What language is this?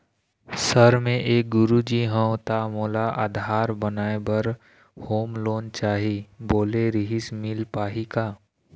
Chhattisgarhi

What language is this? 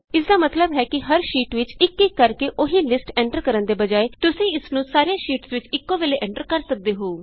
Punjabi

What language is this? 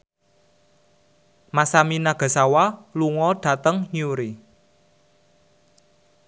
Javanese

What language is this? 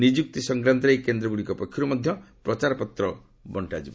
Odia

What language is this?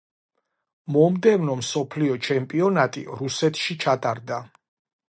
Georgian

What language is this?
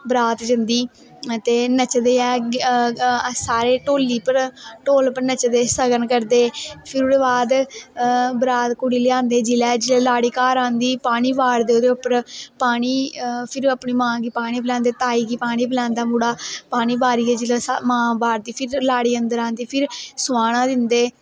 Dogri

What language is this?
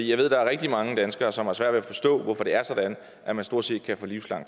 Danish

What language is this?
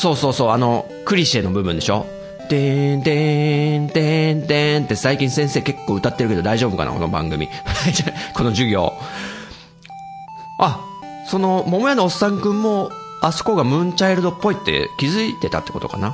Japanese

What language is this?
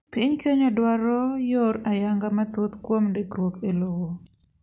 Luo (Kenya and Tanzania)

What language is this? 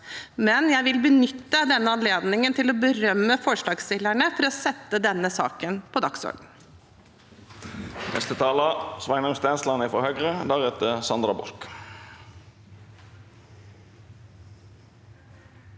Norwegian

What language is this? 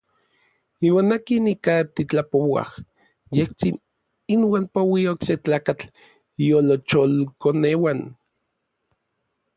Orizaba Nahuatl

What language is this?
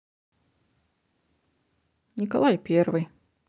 Russian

